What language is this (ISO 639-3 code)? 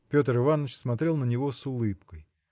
rus